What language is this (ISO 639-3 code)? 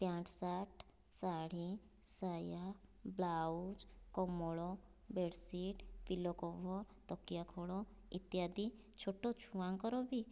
ori